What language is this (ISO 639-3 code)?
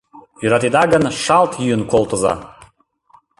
chm